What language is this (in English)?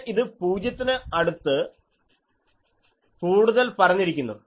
Malayalam